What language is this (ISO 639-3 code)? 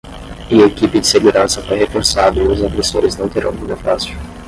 por